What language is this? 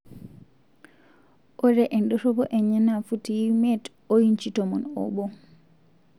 Masai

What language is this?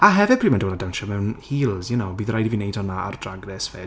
Welsh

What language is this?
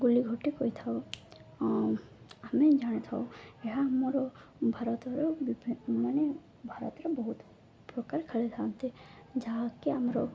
Odia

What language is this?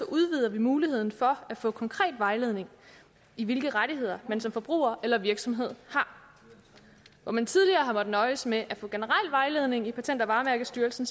Danish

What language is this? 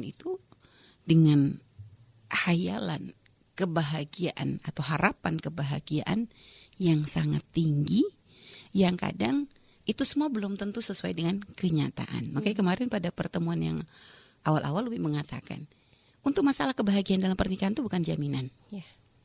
Indonesian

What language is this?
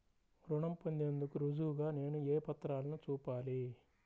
Telugu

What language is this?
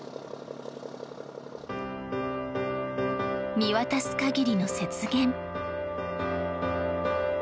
Japanese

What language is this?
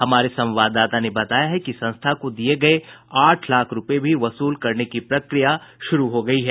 Hindi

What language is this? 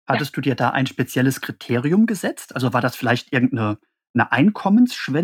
German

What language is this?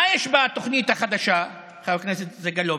Hebrew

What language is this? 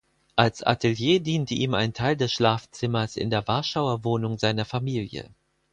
German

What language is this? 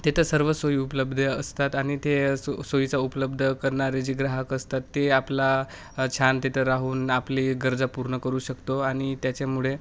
Marathi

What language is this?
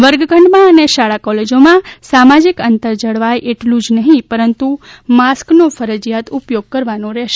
Gujarati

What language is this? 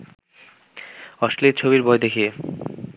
Bangla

